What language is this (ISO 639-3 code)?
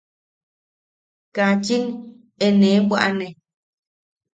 yaq